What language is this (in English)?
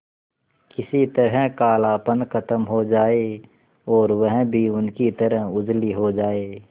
Hindi